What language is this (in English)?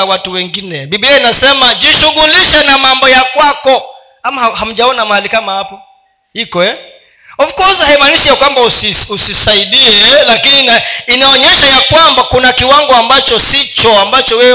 Swahili